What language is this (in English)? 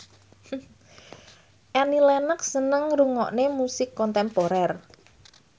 Javanese